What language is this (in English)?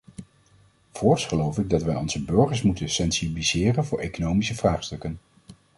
Dutch